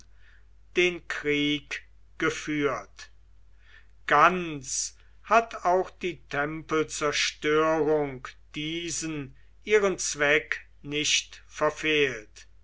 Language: German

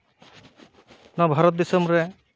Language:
Santali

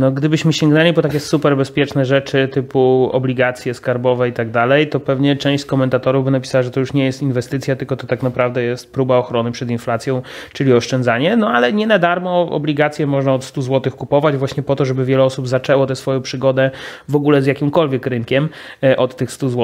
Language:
Polish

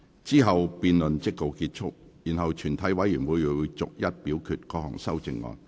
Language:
Cantonese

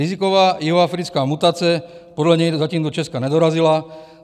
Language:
Czech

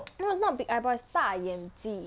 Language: English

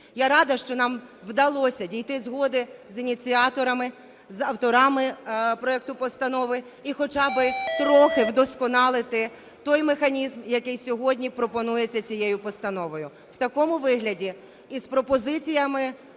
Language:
Ukrainian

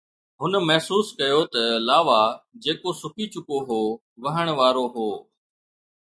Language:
Sindhi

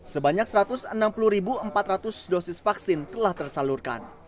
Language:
Indonesian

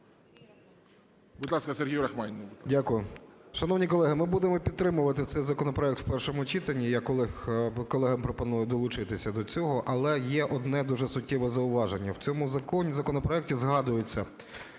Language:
Ukrainian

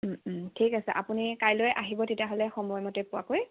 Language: Assamese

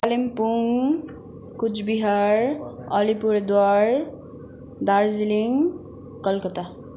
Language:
Nepali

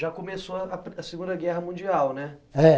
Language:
Portuguese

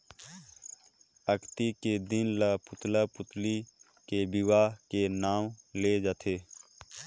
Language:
Chhattisgarhi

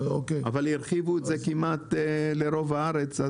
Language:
Hebrew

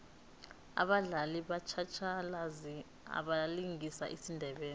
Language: South Ndebele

